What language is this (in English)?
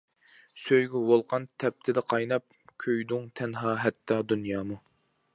Uyghur